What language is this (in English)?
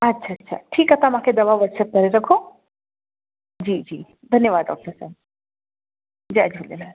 Sindhi